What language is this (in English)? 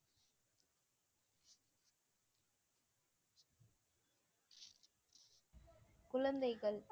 Tamil